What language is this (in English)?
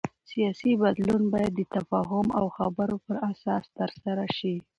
Pashto